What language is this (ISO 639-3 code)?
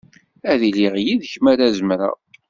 kab